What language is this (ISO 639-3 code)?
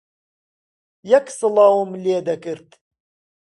ckb